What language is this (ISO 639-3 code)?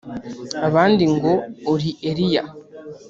kin